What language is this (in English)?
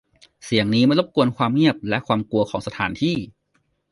Thai